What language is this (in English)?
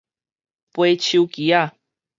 Min Nan Chinese